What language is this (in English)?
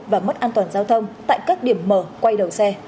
Vietnamese